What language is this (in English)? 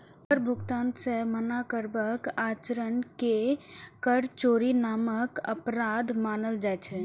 Maithili